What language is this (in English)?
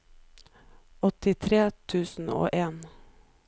Norwegian